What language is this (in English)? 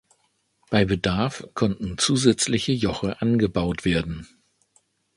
German